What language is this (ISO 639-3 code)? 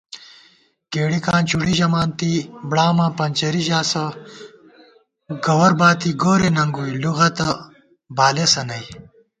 gwt